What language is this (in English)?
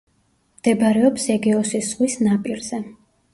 Georgian